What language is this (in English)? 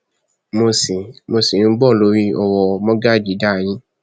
Yoruba